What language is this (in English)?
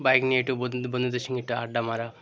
Bangla